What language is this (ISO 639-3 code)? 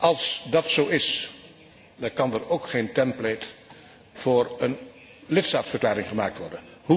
nld